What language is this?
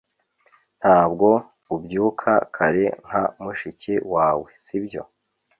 Kinyarwanda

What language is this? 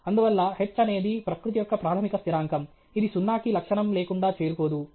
Telugu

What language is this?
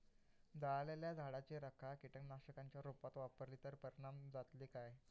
Marathi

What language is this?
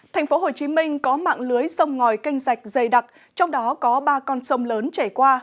Vietnamese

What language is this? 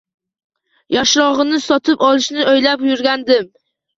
Uzbek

